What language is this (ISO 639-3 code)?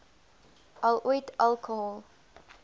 afr